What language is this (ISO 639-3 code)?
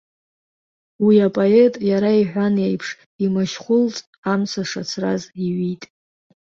abk